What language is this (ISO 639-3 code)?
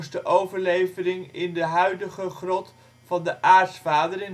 nld